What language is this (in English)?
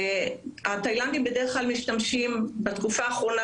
Hebrew